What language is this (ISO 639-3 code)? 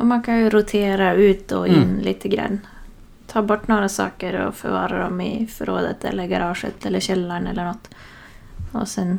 swe